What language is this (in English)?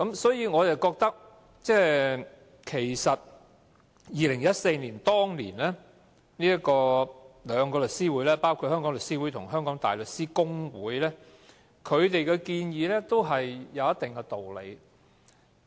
Cantonese